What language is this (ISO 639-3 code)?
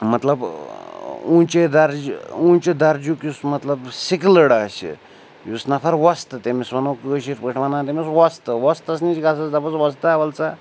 kas